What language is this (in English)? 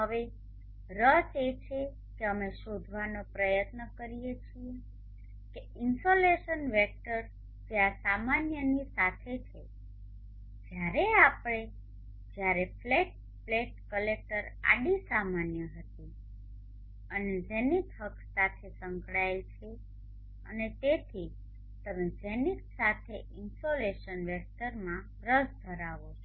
Gujarati